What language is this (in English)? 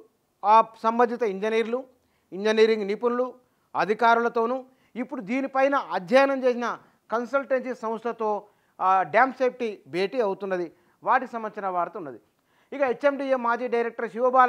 Telugu